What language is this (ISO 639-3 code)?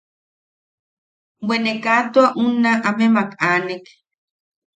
yaq